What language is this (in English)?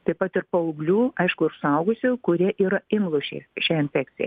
Lithuanian